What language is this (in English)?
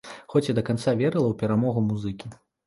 Belarusian